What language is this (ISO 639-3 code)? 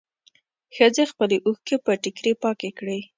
pus